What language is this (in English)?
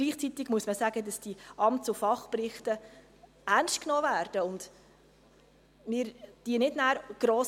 Swiss German